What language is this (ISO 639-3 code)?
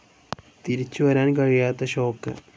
mal